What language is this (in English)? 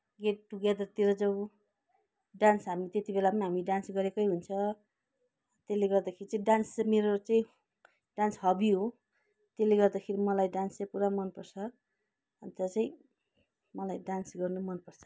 Nepali